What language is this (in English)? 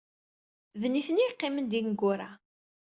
Kabyle